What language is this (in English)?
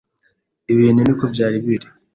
Kinyarwanda